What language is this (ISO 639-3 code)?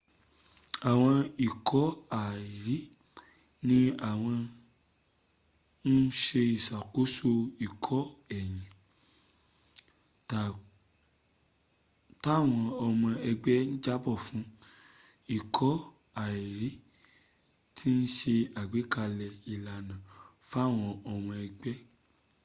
yor